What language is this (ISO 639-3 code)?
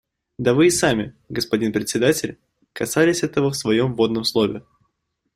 rus